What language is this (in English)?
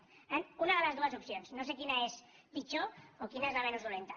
Catalan